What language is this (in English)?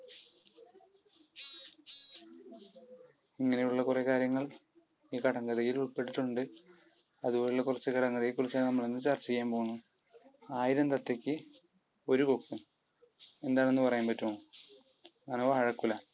Malayalam